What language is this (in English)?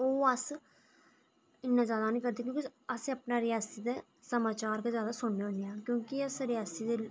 Dogri